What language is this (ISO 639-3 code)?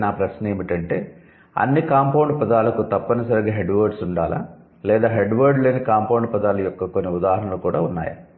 tel